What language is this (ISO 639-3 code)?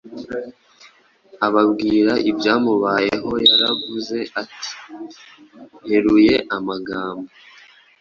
kin